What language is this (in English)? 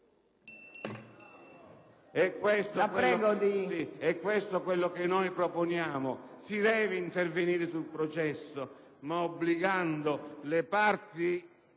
Italian